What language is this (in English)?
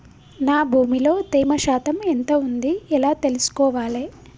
Telugu